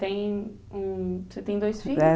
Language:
Portuguese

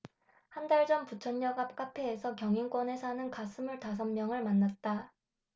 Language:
Korean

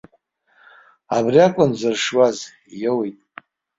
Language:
Abkhazian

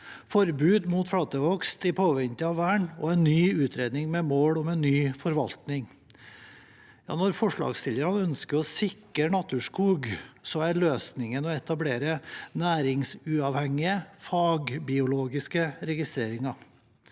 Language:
Norwegian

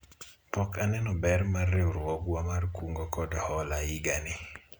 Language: Luo (Kenya and Tanzania)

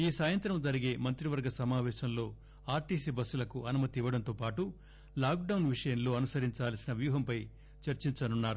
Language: Telugu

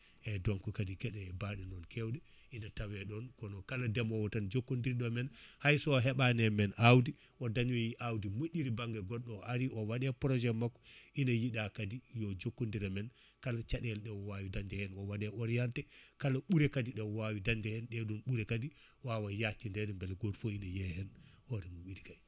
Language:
Fula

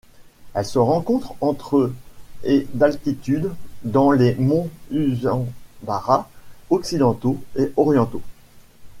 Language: French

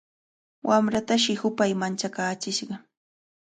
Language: Cajatambo North Lima Quechua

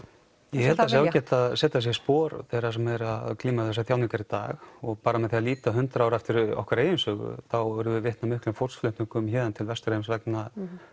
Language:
Icelandic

